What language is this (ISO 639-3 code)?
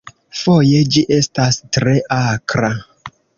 epo